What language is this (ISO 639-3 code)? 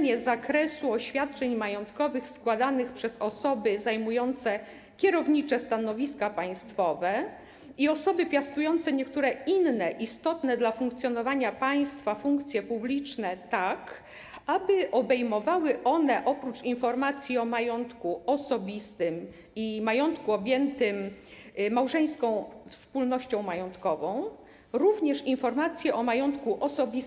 pol